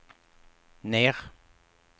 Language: Swedish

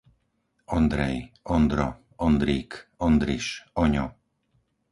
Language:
Slovak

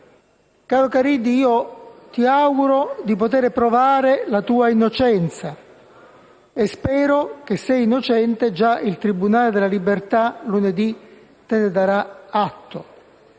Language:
Italian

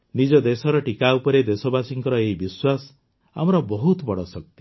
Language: Odia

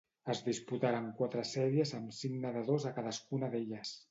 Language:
Catalan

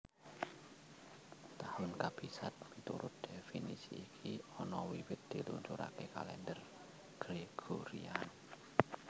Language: Javanese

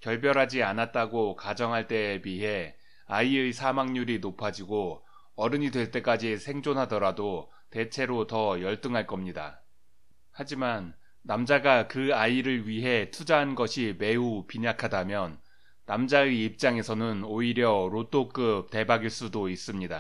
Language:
Korean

